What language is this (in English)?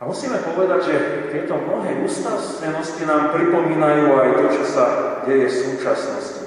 Slovak